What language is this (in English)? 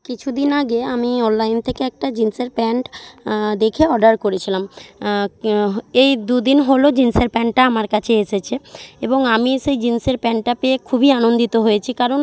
Bangla